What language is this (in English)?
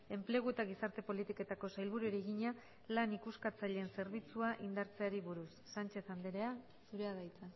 Basque